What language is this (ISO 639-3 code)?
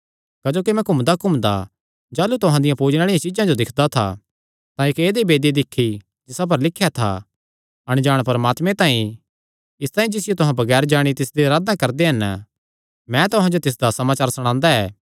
xnr